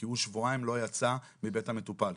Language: Hebrew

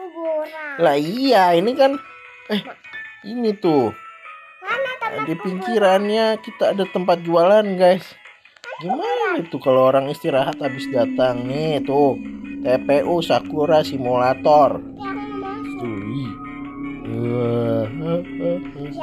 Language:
Indonesian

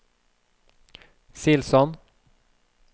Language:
Norwegian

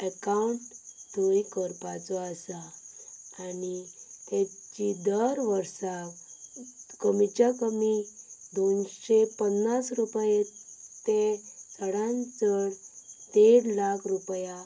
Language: Konkani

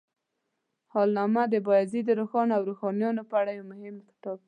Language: Pashto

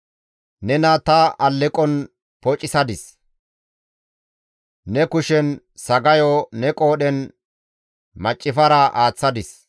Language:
Gamo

